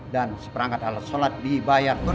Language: Indonesian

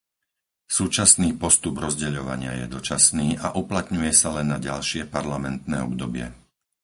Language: Slovak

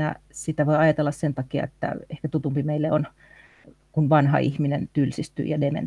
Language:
Finnish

